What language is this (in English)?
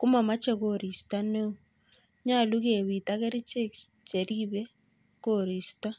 Kalenjin